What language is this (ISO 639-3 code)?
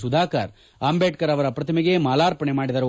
kan